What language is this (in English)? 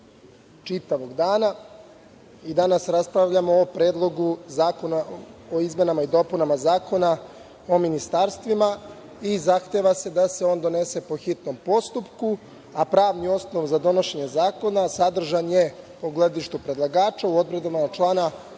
Serbian